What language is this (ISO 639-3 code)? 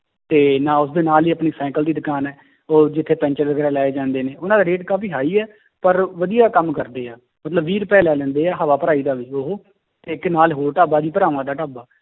pan